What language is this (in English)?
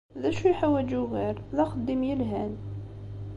Kabyle